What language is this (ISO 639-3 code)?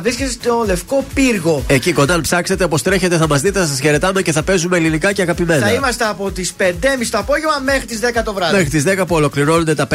ell